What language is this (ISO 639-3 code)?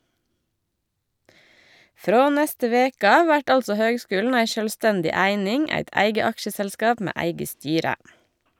nor